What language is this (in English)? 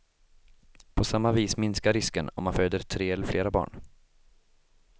Swedish